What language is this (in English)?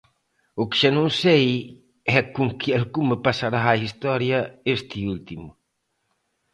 Galician